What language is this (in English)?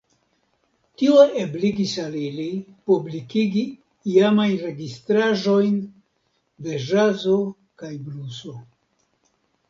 Esperanto